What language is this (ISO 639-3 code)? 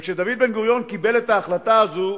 heb